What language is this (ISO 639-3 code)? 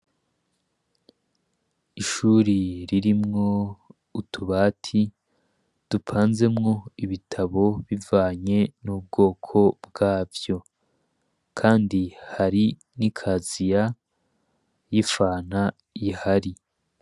run